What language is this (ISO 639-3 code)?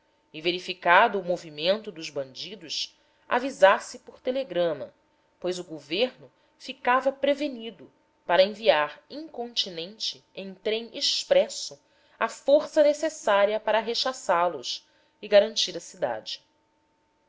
por